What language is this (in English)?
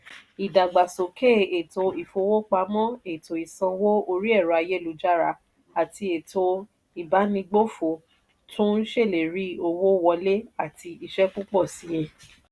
Yoruba